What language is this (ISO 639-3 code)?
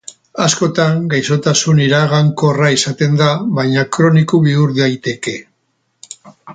eus